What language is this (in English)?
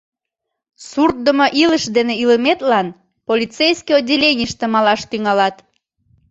Mari